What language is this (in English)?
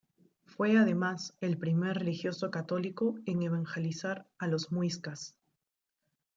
Spanish